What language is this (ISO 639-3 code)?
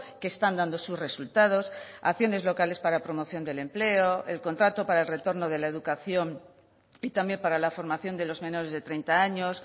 spa